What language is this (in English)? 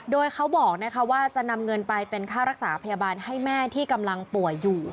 Thai